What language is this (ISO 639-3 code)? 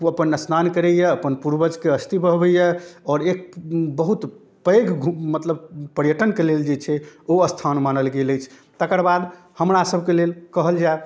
mai